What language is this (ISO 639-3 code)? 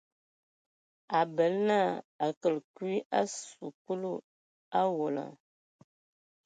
ewo